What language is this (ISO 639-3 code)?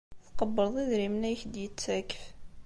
kab